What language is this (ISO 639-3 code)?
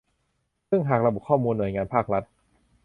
tha